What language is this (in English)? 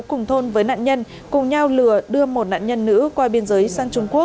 Vietnamese